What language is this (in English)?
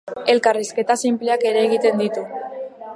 Basque